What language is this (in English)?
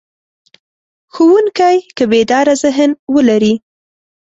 Pashto